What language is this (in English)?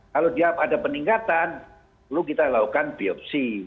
Indonesian